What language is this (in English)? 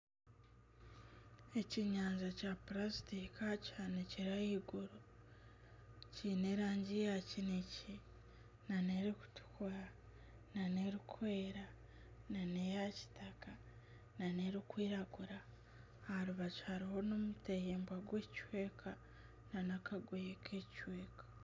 Nyankole